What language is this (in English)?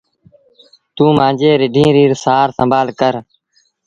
Sindhi Bhil